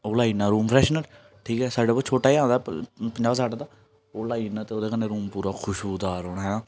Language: Dogri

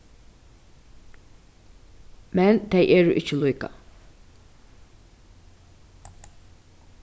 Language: Faroese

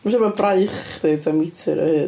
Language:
Welsh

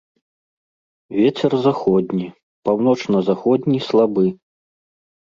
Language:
Belarusian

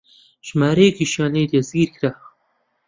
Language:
Central Kurdish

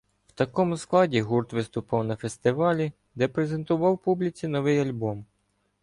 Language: Ukrainian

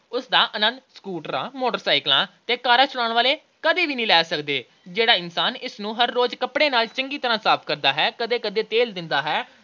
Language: Punjabi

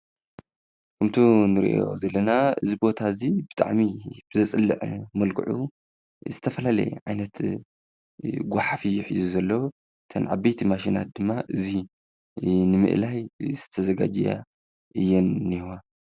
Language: Tigrinya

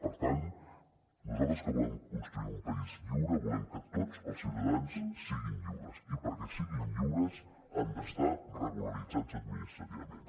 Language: Catalan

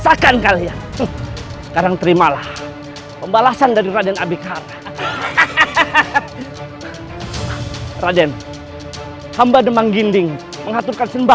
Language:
Indonesian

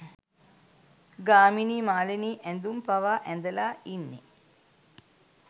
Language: Sinhala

